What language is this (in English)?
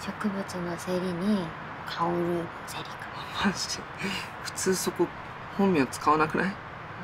Japanese